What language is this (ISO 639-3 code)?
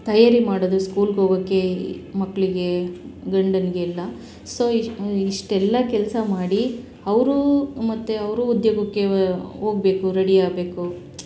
kan